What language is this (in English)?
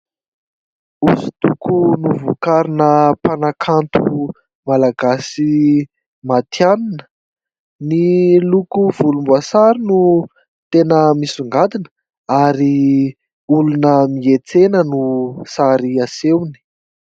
Malagasy